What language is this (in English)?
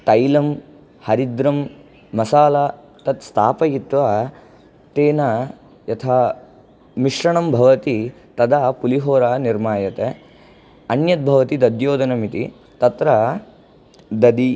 Sanskrit